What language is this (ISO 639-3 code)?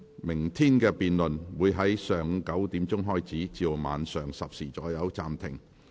yue